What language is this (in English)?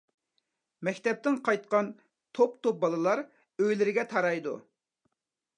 Uyghur